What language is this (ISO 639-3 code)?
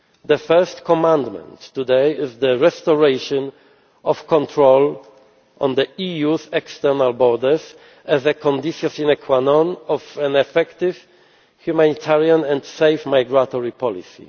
eng